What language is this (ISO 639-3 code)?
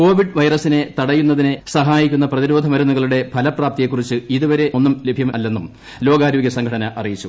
mal